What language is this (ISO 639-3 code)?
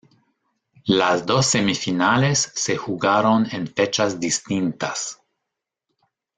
spa